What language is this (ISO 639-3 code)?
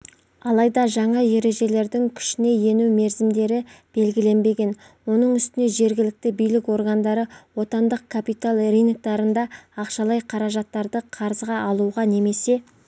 kaz